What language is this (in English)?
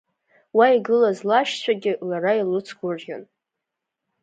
Abkhazian